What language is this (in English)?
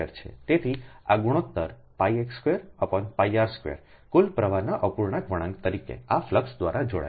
Gujarati